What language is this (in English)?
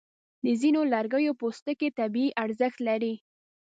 Pashto